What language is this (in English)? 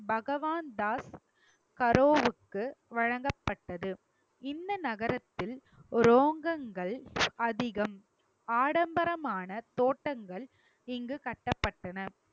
Tamil